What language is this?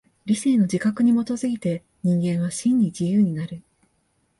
Japanese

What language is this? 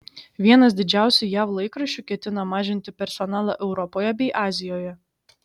Lithuanian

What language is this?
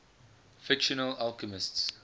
English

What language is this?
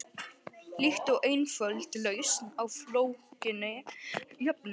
Icelandic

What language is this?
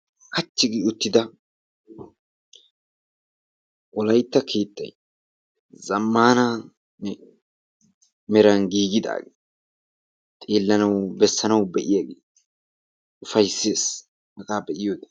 Wolaytta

